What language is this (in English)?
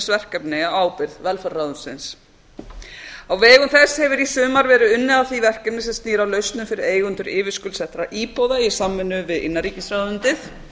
Icelandic